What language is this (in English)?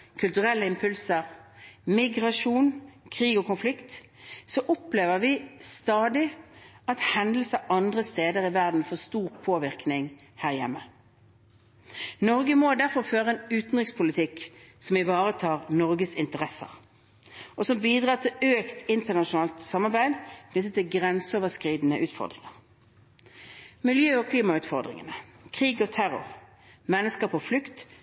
Norwegian Bokmål